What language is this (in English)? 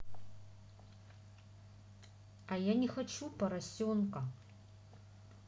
Russian